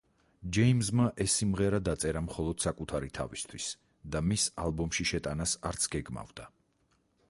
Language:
Georgian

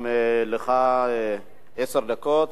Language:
Hebrew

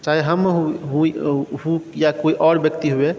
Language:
Maithili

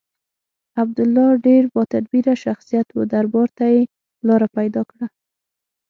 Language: Pashto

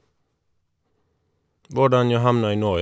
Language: Norwegian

